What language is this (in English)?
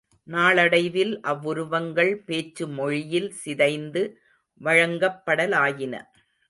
Tamil